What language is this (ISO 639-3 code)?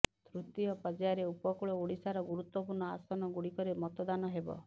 ori